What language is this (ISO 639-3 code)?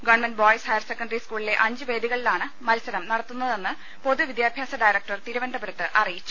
mal